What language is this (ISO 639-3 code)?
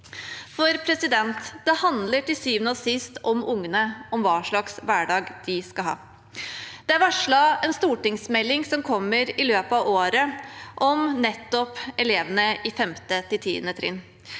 nor